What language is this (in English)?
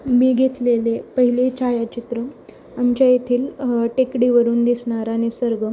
Marathi